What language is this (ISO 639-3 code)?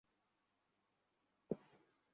ben